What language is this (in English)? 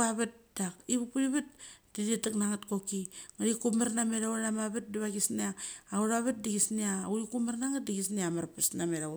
Mali